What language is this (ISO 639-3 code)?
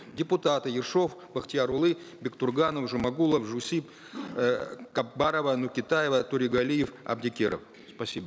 kaz